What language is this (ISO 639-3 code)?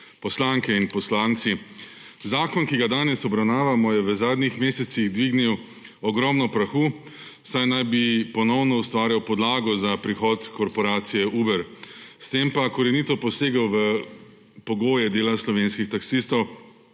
slv